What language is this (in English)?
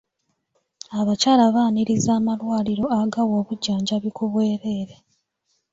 Ganda